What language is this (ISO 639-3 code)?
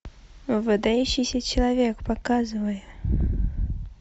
rus